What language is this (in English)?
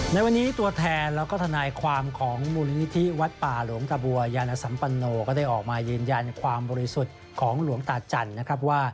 Thai